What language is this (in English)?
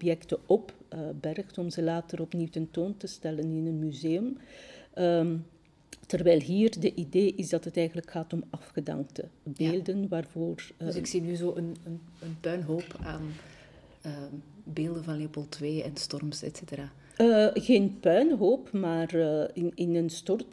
Dutch